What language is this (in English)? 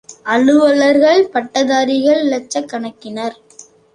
Tamil